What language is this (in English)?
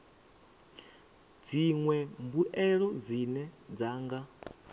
Venda